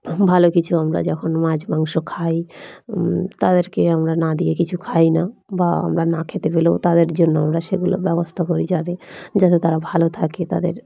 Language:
Bangla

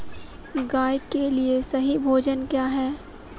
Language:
Hindi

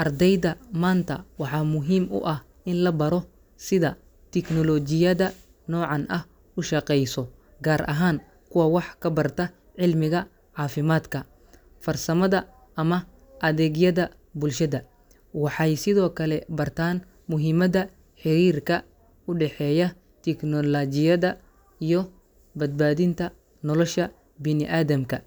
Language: Somali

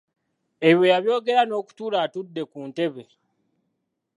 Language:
Ganda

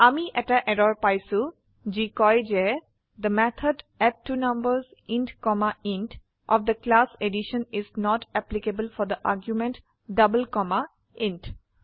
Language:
Assamese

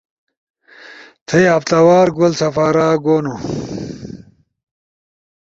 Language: Ushojo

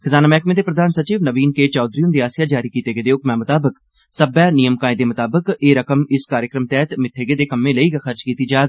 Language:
Dogri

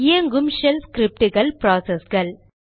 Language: Tamil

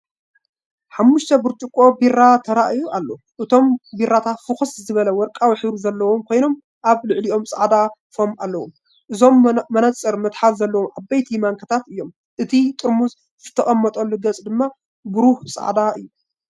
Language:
Tigrinya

